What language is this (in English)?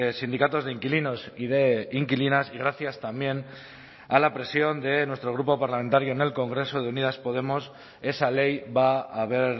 Spanish